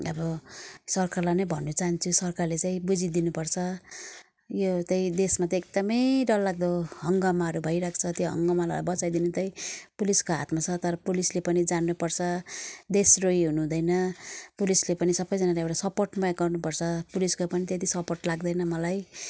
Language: Nepali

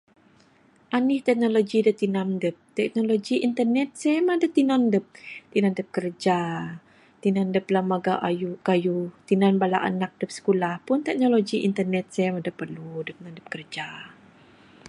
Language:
Bukar-Sadung Bidayuh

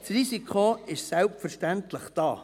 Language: Swiss German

